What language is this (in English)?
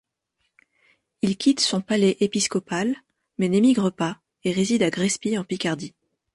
French